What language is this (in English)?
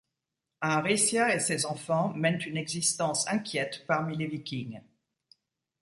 French